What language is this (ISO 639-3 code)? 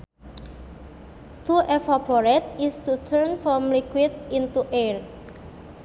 sun